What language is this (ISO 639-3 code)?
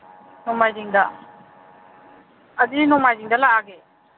mni